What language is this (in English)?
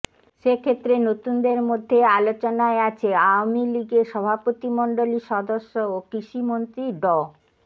Bangla